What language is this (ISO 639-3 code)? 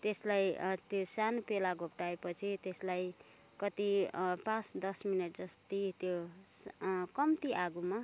nep